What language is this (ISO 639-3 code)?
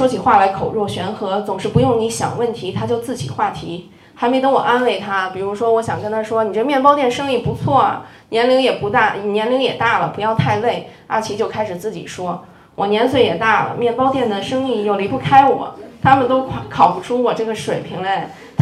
zho